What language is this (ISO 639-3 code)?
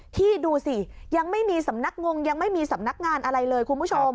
tha